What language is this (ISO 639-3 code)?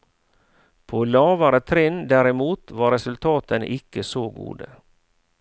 nor